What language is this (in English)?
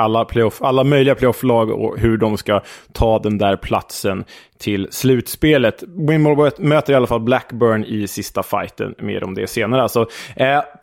Swedish